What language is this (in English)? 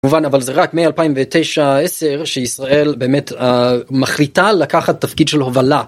Hebrew